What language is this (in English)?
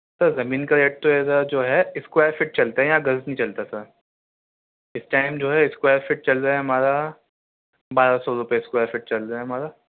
Urdu